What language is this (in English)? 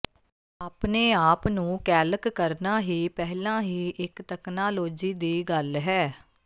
Punjabi